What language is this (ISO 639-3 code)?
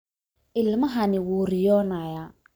som